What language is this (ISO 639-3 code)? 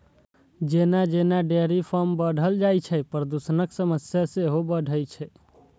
mai